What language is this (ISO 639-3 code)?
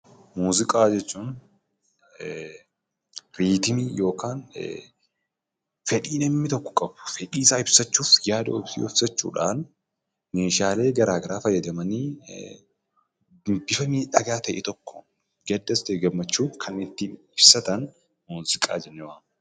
orm